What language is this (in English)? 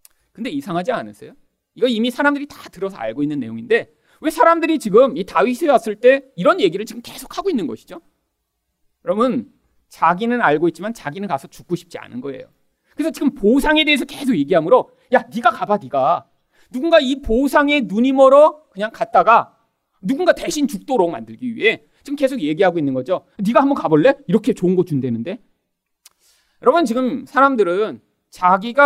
Korean